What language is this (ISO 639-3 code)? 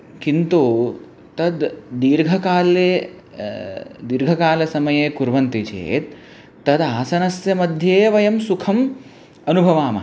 san